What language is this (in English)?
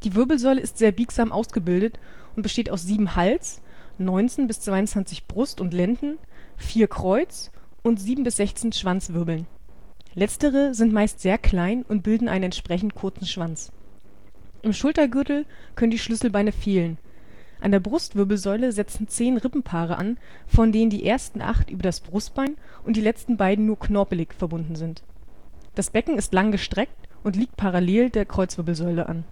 German